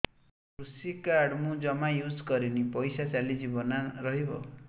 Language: Odia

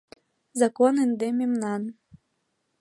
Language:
Mari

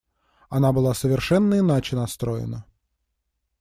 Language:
Russian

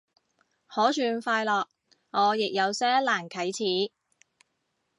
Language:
Cantonese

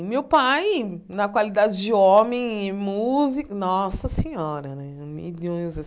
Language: Portuguese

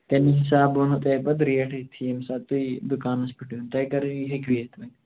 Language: Kashmiri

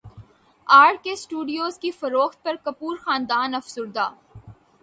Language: Urdu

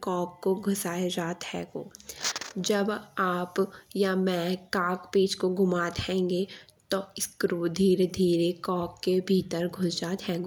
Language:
Bundeli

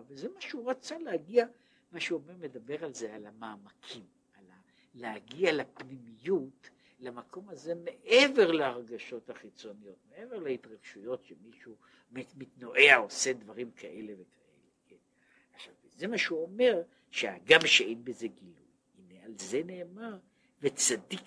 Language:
Hebrew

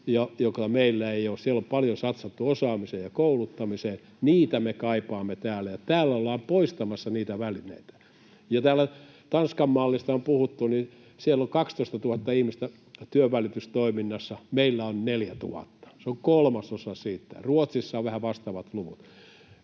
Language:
Finnish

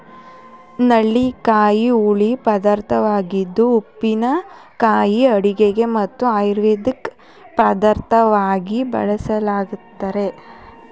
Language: Kannada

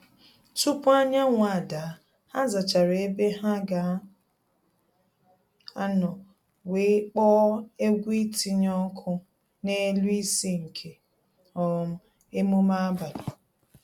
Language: Igbo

